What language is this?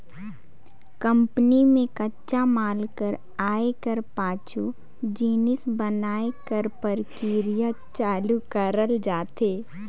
Chhattisgarhi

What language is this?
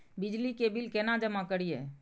Maithili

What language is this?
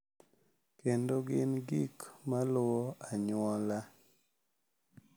Luo (Kenya and Tanzania)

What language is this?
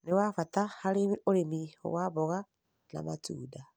Kikuyu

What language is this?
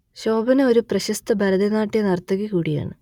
Malayalam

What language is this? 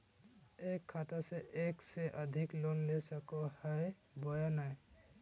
Magahi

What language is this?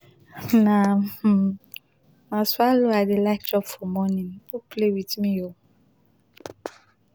Nigerian Pidgin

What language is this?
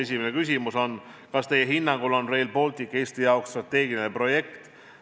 Estonian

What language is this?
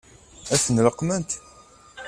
Kabyle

